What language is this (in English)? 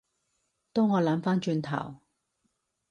Cantonese